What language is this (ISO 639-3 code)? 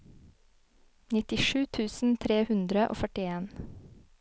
nor